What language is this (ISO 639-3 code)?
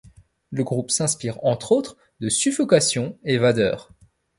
fra